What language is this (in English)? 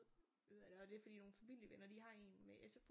Danish